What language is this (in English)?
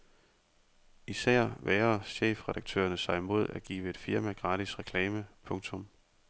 Danish